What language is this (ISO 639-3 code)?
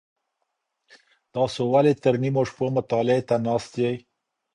pus